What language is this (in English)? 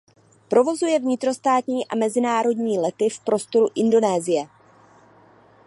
Czech